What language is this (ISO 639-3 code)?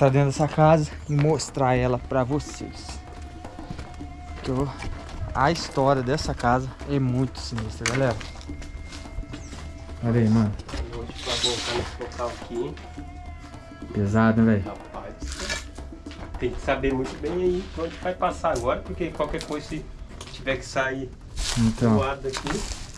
por